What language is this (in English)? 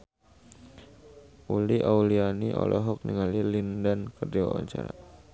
Sundanese